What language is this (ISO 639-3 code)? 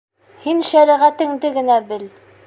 bak